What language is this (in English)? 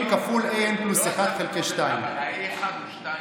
Hebrew